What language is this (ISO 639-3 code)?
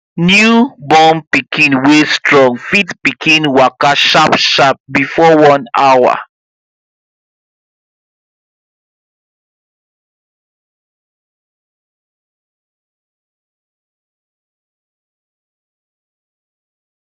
pcm